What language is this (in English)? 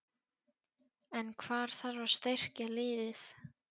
Icelandic